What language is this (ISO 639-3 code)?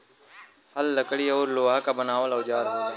bho